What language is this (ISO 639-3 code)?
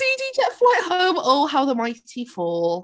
eng